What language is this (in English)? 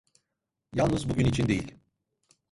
Turkish